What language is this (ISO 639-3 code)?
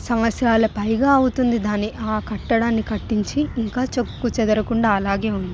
tel